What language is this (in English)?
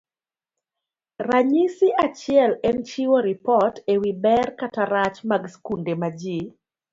Luo (Kenya and Tanzania)